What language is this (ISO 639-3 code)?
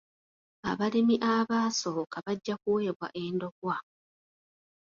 lug